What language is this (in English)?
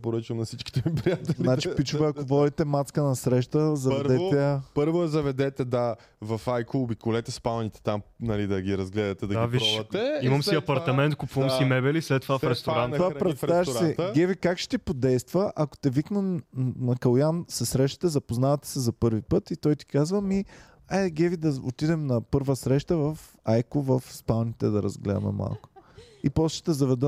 Bulgarian